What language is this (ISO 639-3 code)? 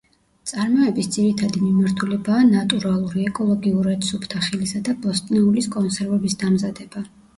kat